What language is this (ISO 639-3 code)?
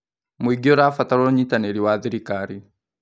kik